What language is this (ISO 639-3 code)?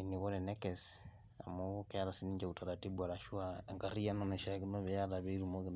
mas